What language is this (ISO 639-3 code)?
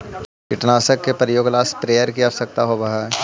mag